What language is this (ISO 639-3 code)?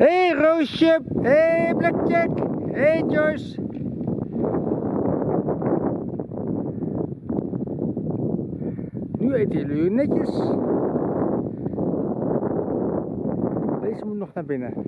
nld